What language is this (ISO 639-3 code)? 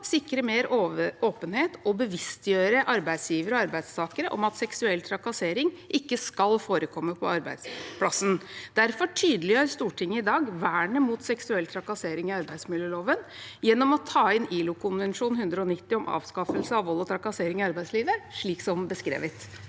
nor